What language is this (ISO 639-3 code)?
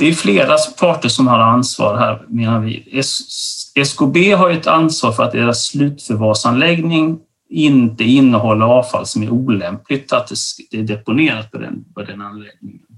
swe